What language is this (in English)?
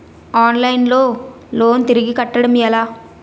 Telugu